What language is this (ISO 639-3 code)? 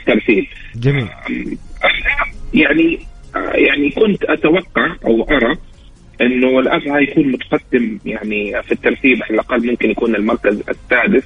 ara